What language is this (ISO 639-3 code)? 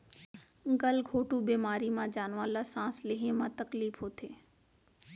hne